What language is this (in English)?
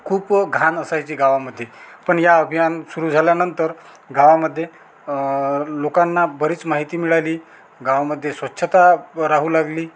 Marathi